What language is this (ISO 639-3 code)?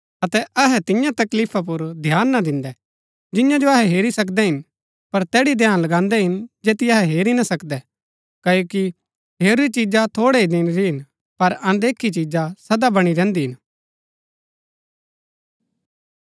gbk